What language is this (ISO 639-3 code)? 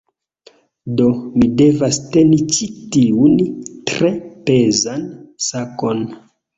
epo